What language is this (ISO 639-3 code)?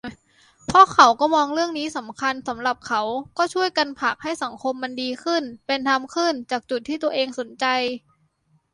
tha